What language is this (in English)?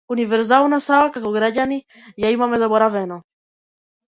Macedonian